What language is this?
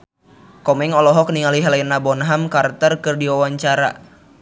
Sundanese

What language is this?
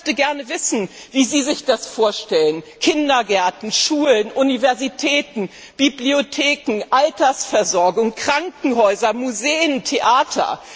German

